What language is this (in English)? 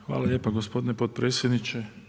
Croatian